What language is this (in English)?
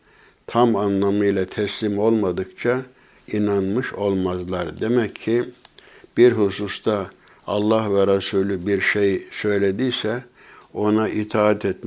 Turkish